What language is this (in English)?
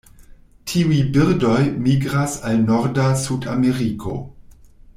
Esperanto